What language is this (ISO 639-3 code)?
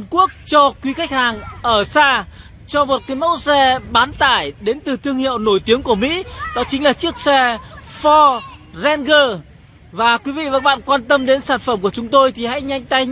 vie